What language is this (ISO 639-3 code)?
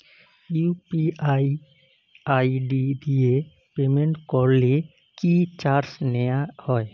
ben